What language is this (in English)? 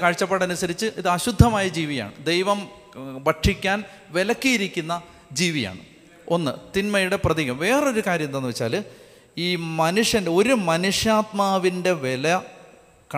Malayalam